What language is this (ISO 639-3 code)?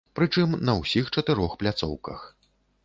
bel